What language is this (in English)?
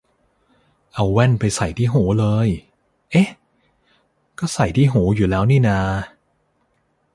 Thai